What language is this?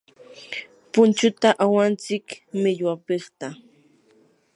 Yanahuanca Pasco Quechua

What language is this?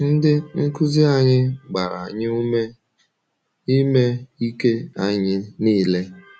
Igbo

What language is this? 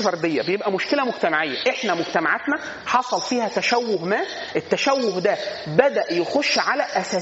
Arabic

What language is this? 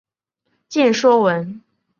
Chinese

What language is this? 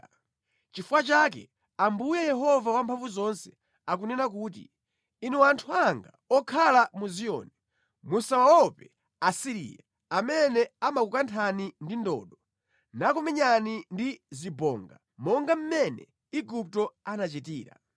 Nyanja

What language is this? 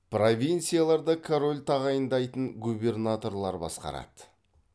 Kazakh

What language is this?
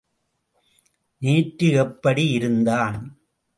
Tamil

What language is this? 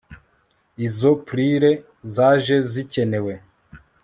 Kinyarwanda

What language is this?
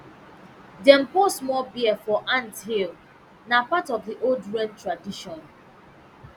Nigerian Pidgin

